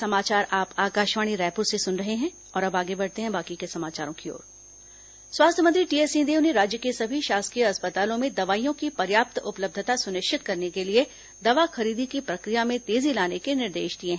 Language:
Hindi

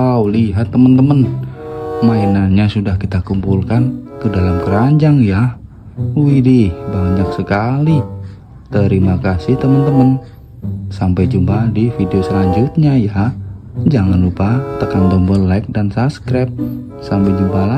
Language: Indonesian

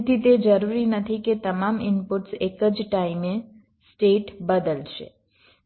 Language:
Gujarati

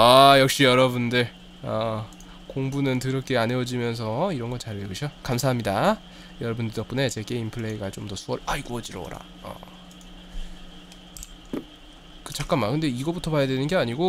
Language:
Korean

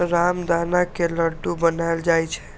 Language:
Maithili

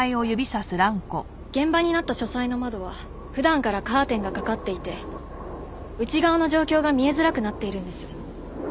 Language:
Japanese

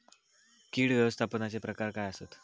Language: Marathi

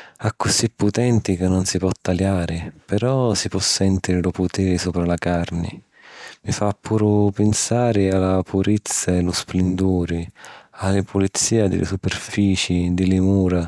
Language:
Sicilian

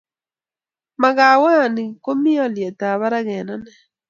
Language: Kalenjin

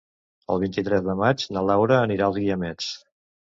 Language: Catalan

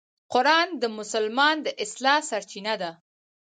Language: Pashto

